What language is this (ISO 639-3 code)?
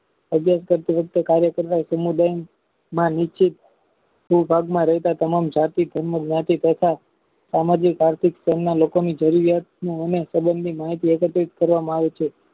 guj